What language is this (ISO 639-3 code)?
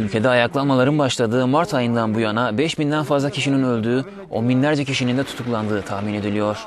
tur